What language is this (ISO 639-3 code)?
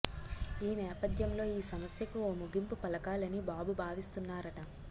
tel